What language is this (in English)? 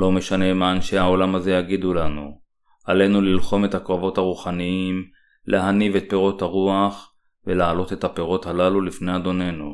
Hebrew